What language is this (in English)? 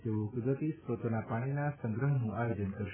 Gujarati